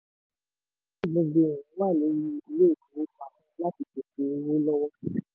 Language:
Yoruba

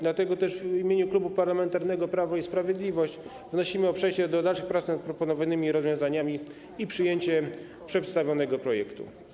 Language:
Polish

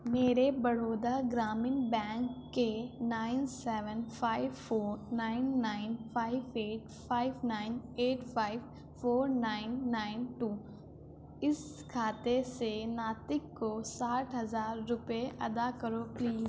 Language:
Urdu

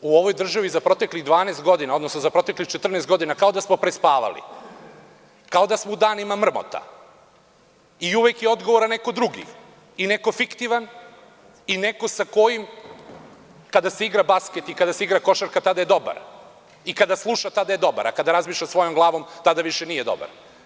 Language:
Serbian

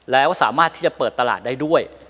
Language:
Thai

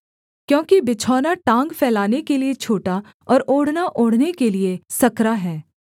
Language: Hindi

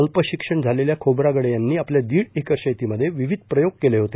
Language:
Marathi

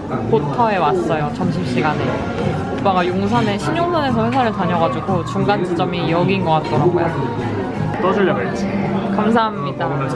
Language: Korean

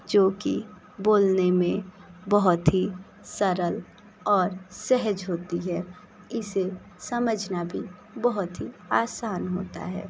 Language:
Hindi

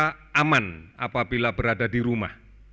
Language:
Indonesian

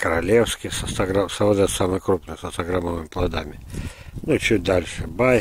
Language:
Russian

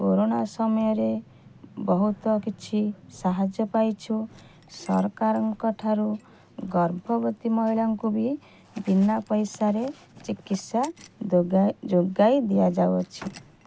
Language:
Odia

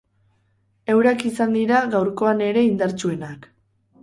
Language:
Basque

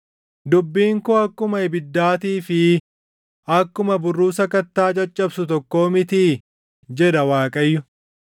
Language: Oromo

